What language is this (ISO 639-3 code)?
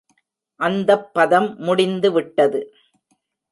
tam